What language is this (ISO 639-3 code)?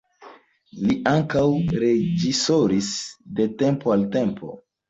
epo